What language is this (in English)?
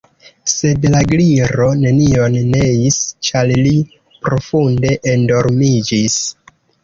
Esperanto